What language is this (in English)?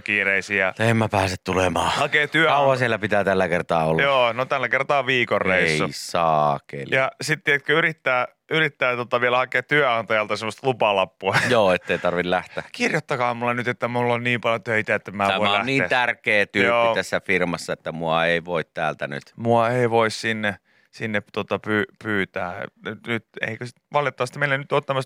Finnish